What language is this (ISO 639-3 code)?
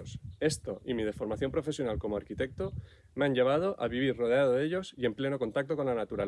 spa